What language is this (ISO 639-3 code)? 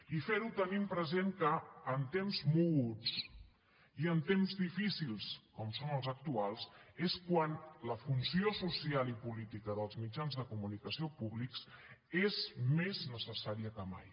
cat